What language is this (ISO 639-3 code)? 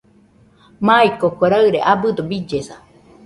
hux